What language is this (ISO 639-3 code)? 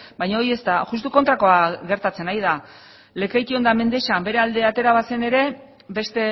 eus